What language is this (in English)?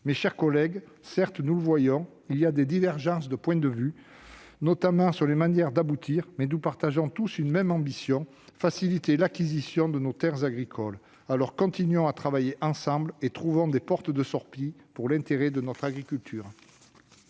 French